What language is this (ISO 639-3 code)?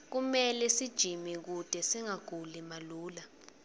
ssw